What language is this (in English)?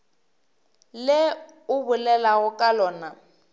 Northern Sotho